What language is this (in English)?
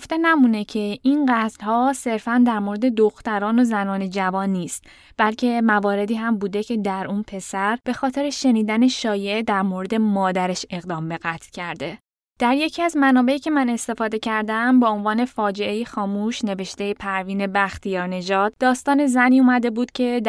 Persian